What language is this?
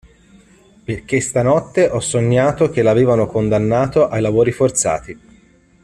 Italian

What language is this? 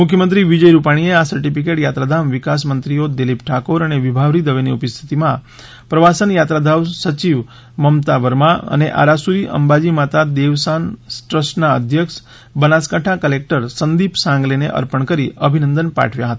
Gujarati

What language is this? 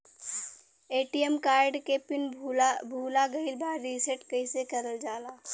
Bhojpuri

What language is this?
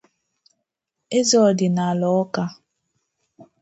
Igbo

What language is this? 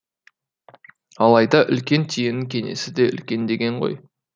Kazakh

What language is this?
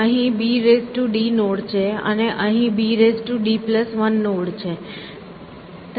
Gujarati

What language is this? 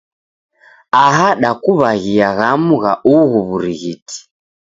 Taita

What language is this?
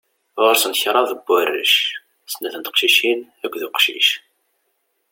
Kabyle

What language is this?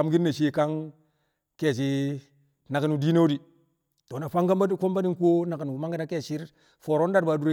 Kamo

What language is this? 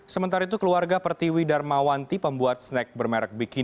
Indonesian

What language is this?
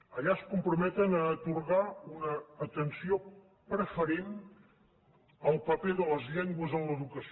Catalan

